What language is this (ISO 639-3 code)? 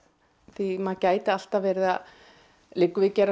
isl